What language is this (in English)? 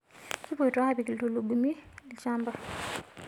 Masai